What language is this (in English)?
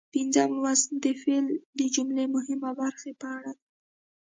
Pashto